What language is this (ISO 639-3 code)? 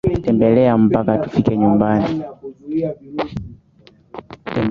swa